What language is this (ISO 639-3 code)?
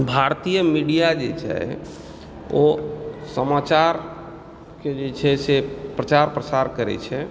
mai